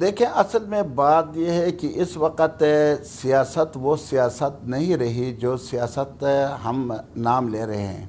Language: Urdu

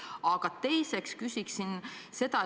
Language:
Estonian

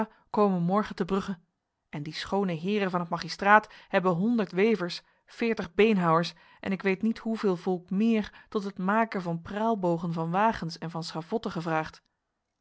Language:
Dutch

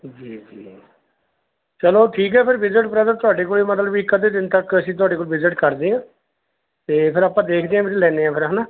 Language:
Punjabi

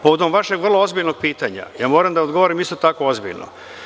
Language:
Serbian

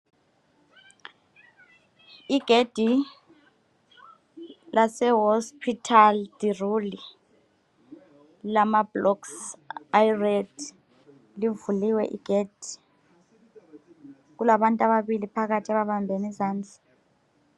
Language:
North Ndebele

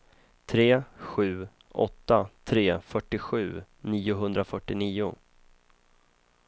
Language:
Swedish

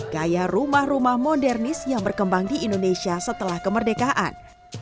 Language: Indonesian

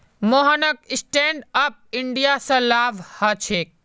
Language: Magahi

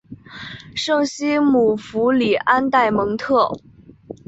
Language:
Chinese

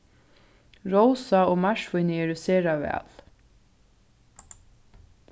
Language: Faroese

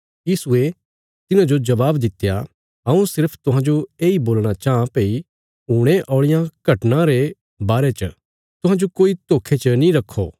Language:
Bilaspuri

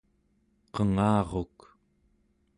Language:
Central Yupik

